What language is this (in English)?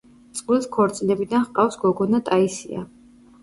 Georgian